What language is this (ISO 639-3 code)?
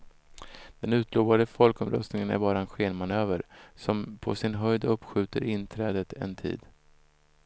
swe